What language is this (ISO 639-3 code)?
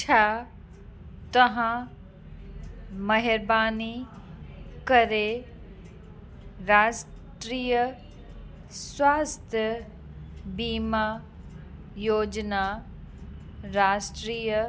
snd